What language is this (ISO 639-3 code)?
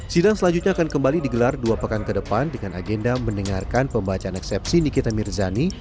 ind